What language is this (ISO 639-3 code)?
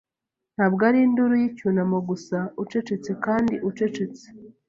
kin